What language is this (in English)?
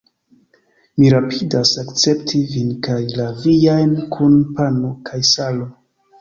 Esperanto